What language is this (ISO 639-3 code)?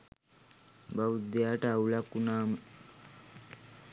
sin